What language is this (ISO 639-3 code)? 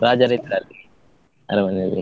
kan